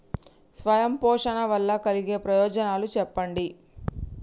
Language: Telugu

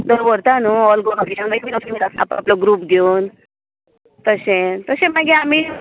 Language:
Konkani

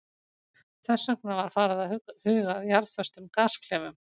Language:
Icelandic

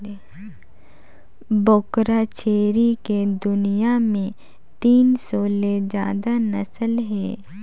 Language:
Chhattisgarhi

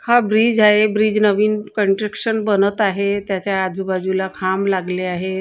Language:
Marathi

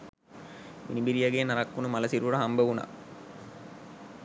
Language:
Sinhala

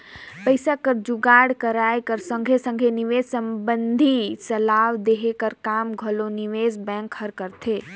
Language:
Chhattisgarhi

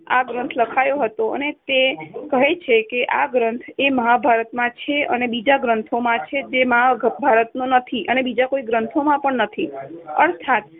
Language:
Gujarati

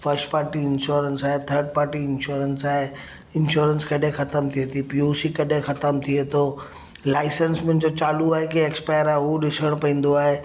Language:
Sindhi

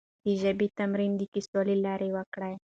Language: Pashto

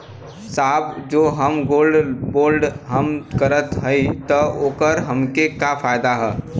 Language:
Bhojpuri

